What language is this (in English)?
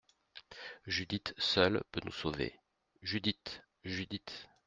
French